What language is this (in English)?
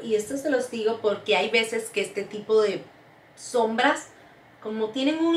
Spanish